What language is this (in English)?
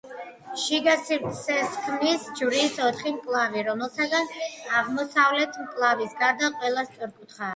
Georgian